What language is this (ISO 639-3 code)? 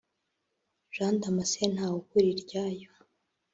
kin